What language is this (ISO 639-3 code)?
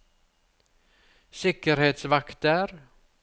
nor